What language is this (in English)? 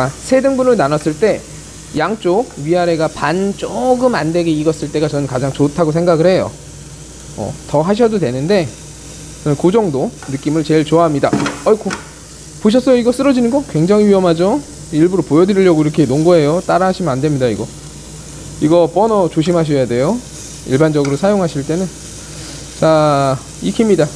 Korean